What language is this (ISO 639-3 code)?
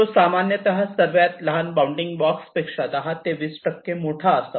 mar